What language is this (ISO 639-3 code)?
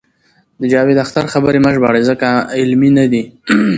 pus